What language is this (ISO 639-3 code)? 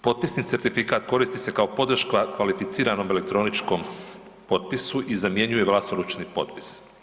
hrv